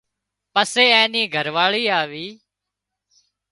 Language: Wadiyara Koli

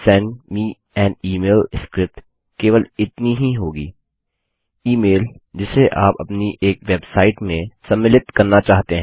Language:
Hindi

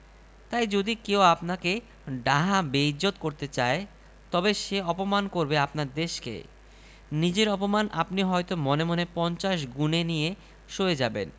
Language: Bangla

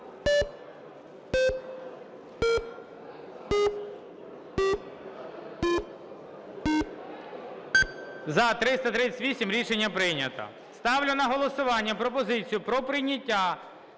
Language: Ukrainian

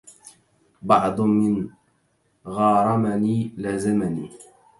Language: Arabic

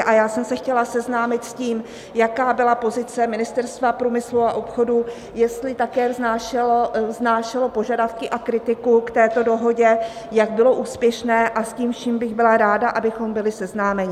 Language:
Czech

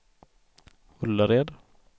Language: Swedish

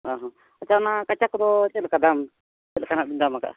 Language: Santali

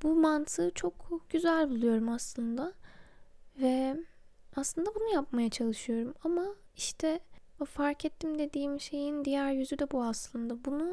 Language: Turkish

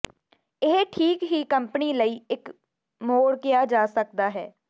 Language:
Punjabi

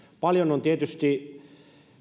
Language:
Finnish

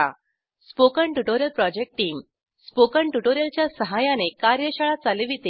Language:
Marathi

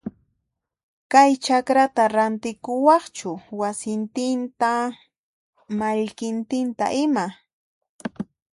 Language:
Puno Quechua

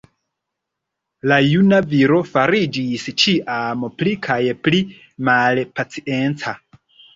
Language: Esperanto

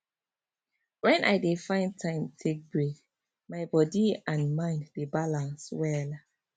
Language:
Nigerian Pidgin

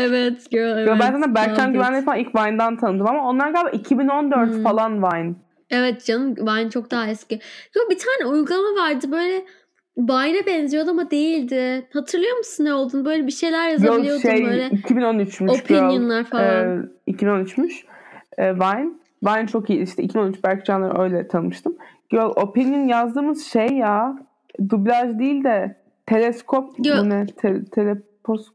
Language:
Turkish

